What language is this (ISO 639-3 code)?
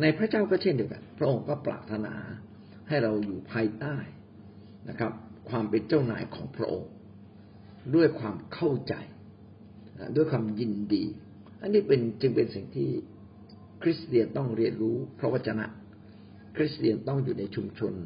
tha